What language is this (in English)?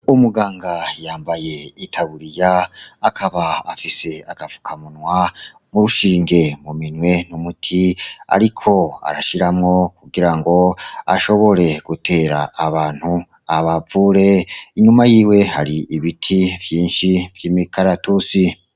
Rundi